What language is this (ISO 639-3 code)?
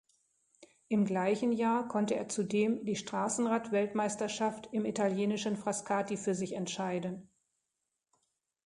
deu